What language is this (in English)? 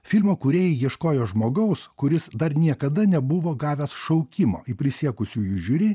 Lithuanian